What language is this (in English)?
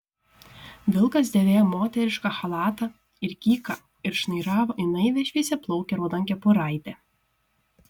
Lithuanian